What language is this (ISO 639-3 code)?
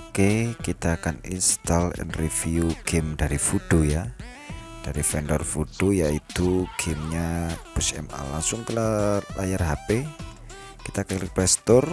ind